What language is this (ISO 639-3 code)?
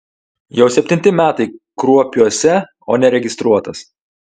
lit